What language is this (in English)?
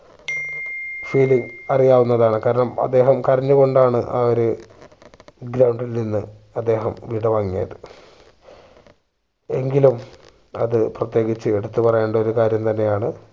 Malayalam